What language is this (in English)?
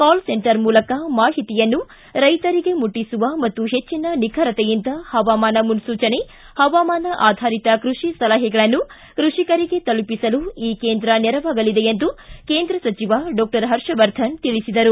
Kannada